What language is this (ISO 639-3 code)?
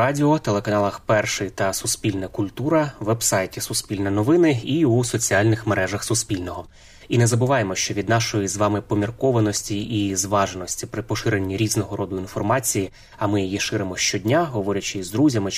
ukr